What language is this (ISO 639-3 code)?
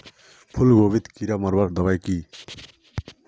mag